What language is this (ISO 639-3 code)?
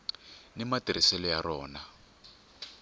tso